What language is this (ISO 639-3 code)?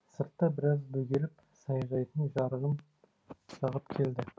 kaz